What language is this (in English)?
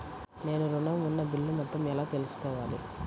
Telugu